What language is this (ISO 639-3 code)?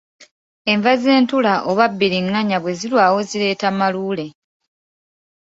lug